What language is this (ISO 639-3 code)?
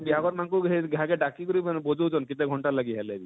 ori